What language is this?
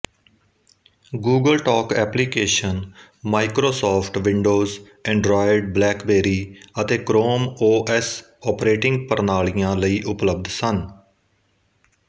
Punjabi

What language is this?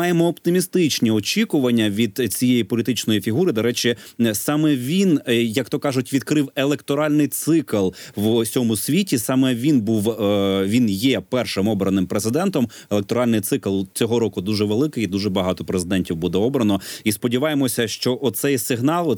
Ukrainian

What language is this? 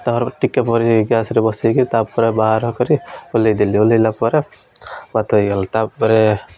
Odia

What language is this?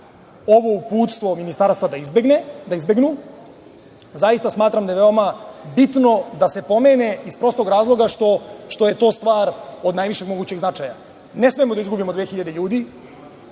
Serbian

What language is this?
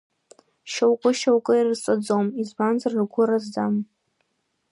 Abkhazian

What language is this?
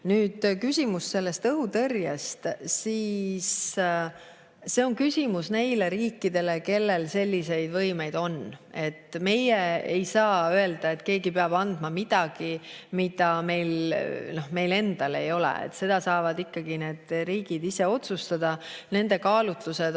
Estonian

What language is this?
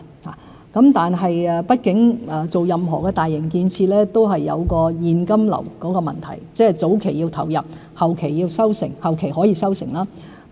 Cantonese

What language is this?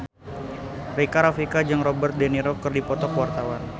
Sundanese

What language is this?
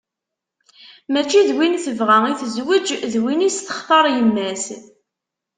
Kabyle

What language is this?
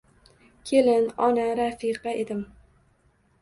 Uzbek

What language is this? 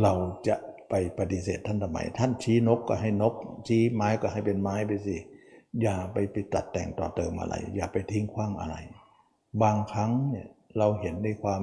Thai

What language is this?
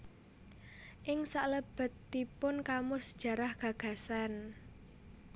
Javanese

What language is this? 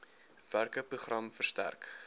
Afrikaans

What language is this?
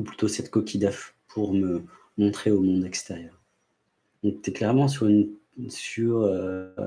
French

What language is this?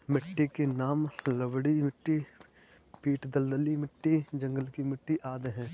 Hindi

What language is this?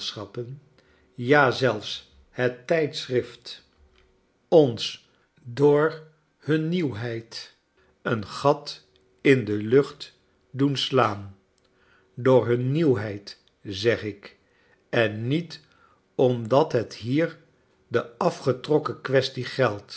Dutch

